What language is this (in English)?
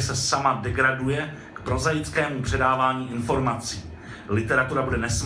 Czech